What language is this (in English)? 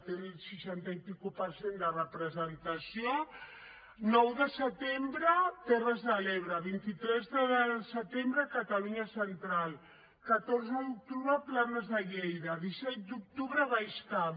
Catalan